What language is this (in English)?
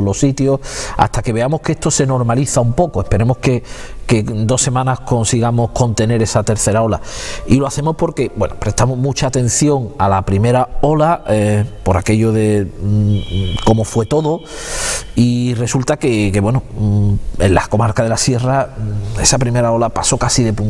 Spanish